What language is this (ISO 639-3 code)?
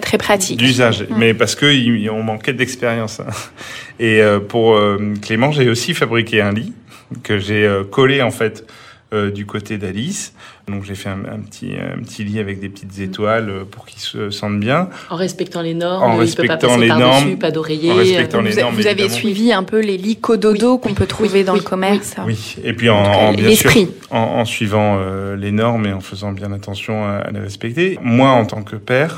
fra